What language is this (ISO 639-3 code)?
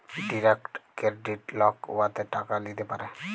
ben